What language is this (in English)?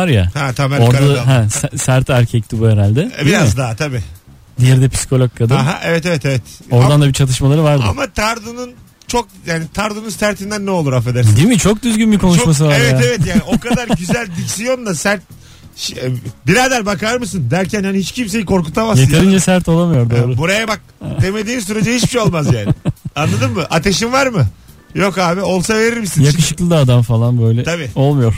Turkish